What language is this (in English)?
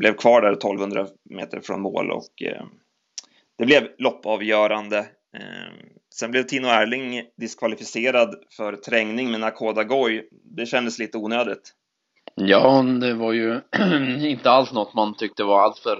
Swedish